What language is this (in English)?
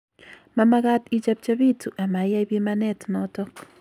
Kalenjin